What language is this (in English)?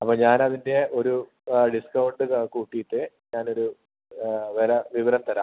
Malayalam